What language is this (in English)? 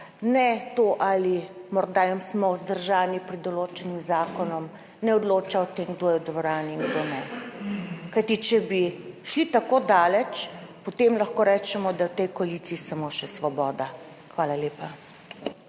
Slovenian